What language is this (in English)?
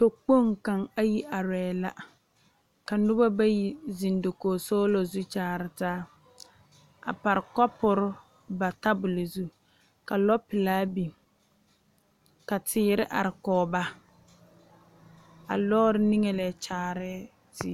Southern Dagaare